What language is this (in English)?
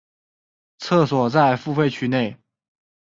Chinese